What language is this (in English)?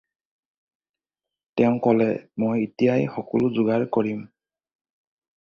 Assamese